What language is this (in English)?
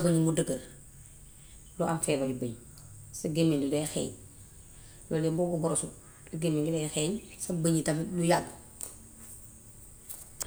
Gambian Wolof